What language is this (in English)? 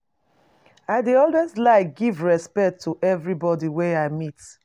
Nigerian Pidgin